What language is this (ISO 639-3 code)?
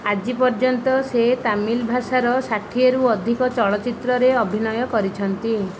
ori